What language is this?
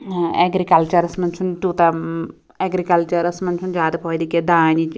Kashmiri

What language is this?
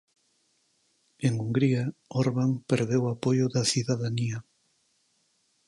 Galician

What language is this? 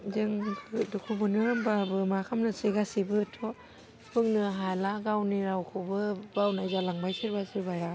Bodo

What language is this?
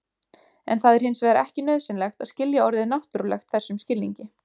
Icelandic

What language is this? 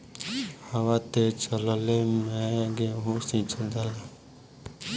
Bhojpuri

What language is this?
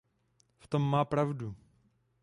Czech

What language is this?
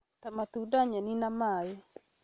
Kikuyu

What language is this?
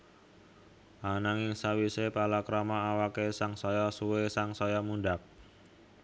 Javanese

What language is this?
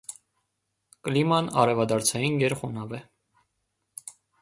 Armenian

